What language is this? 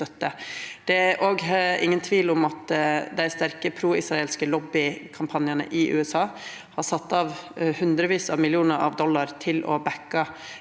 Norwegian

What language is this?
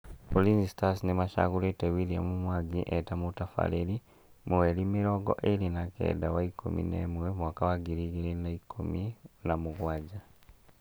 Kikuyu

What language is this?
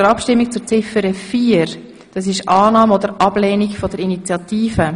Swiss German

